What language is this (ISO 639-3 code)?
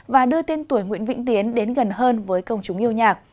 vie